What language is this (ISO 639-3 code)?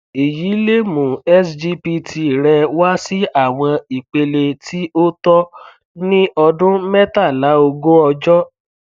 yor